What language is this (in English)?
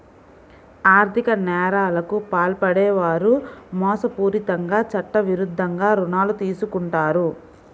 Telugu